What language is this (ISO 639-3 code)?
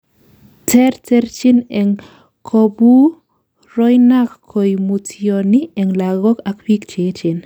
kln